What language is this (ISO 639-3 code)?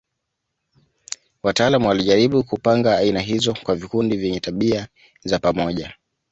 swa